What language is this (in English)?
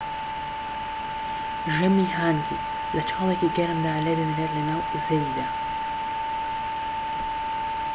Central Kurdish